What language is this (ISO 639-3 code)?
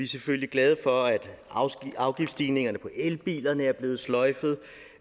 dan